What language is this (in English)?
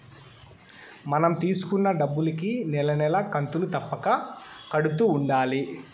Telugu